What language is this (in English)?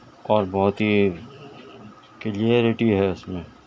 Urdu